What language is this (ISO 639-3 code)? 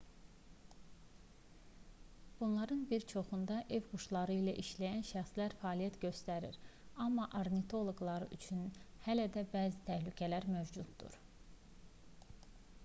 aze